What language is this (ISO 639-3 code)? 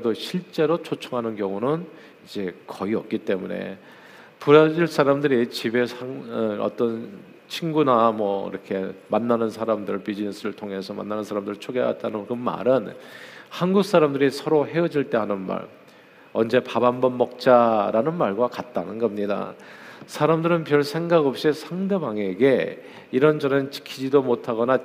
kor